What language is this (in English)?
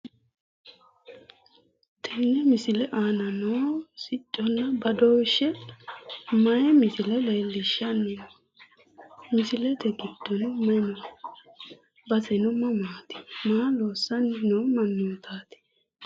Sidamo